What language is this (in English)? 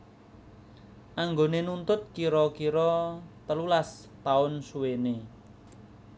Javanese